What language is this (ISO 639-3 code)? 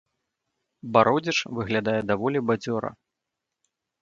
bel